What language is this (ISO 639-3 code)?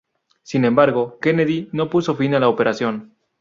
spa